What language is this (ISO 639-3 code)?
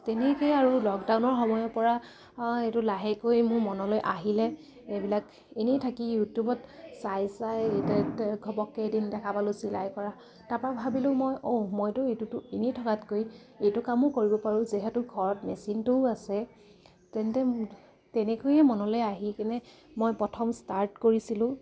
asm